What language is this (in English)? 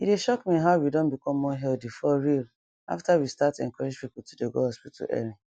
Nigerian Pidgin